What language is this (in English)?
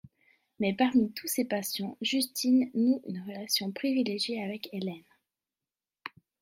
French